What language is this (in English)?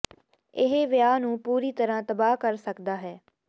Punjabi